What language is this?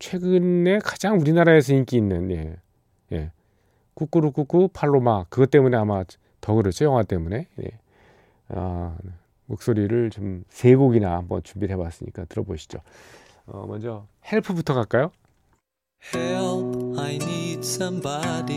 Korean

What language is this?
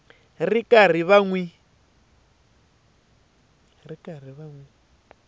Tsonga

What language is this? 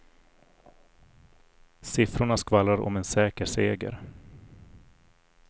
Swedish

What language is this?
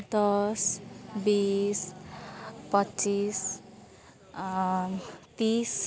Nepali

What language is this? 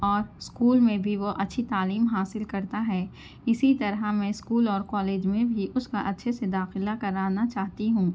Urdu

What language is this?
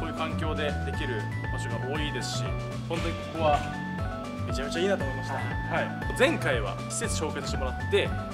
Japanese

